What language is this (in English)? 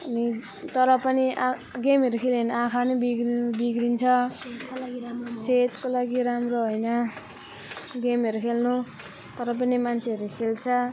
Nepali